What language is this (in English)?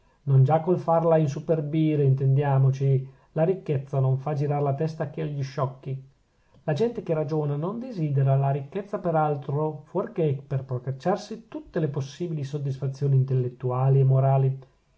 Italian